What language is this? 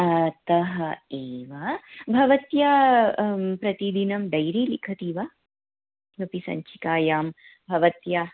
Sanskrit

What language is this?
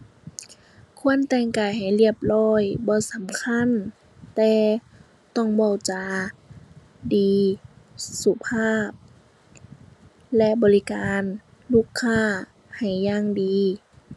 Thai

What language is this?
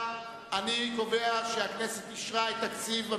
Hebrew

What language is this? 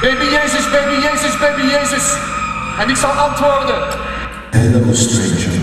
Dutch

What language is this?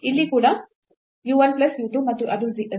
Kannada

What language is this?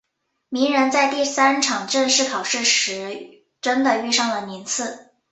Chinese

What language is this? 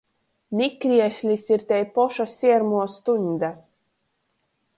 Latgalian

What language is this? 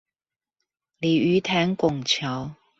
Chinese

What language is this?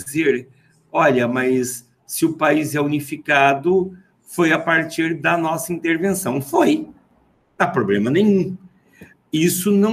Portuguese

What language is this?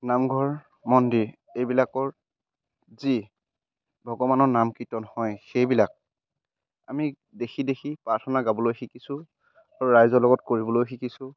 Assamese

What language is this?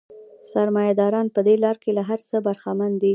Pashto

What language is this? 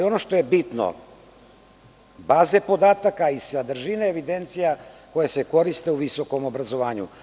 Serbian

